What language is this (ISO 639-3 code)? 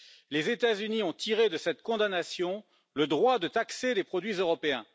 fra